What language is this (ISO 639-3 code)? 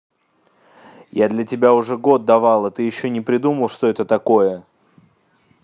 rus